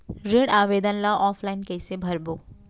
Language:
Chhattisgarhi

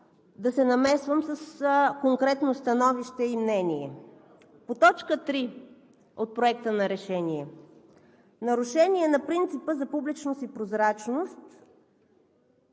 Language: Bulgarian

